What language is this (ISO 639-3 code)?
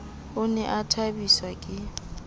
sot